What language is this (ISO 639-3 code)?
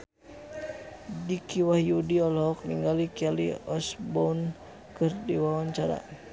sun